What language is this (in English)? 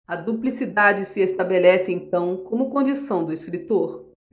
Portuguese